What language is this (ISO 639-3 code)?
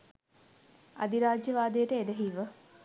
sin